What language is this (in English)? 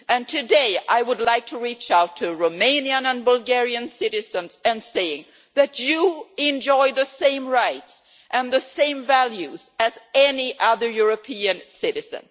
English